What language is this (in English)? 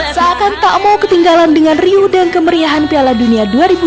Indonesian